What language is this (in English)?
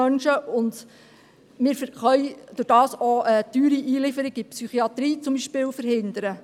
Swiss German